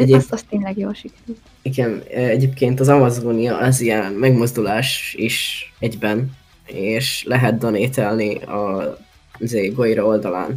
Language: Hungarian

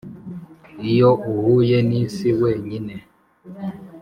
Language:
Kinyarwanda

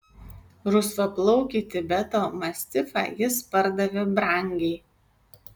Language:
Lithuanian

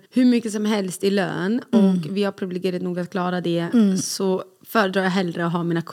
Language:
Swedish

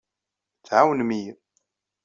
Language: Kabyle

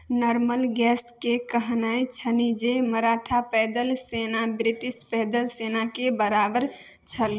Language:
Maithili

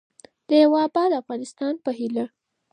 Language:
Pashto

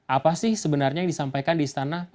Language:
Indonesian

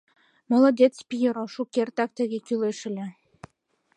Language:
Mari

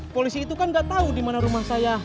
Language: Indonesian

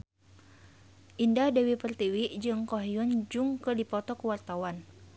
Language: Sundanese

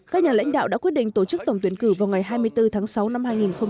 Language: Vietnamese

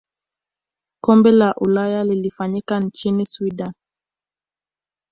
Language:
Swahili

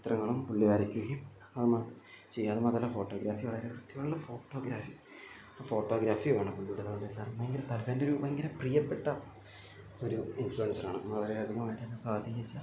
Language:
Malayalam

